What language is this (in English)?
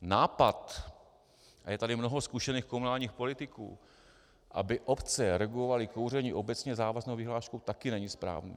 Czech